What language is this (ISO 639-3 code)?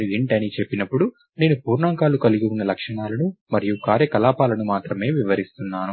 tel